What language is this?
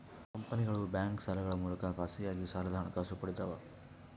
Kannada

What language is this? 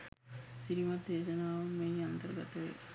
Sinhala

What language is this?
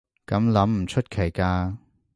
Cantonese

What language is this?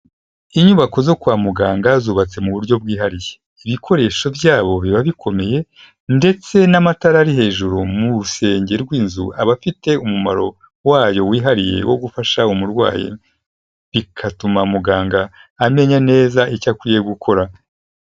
Kinyarwanda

